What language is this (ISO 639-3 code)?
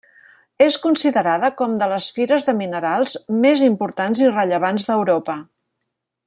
cat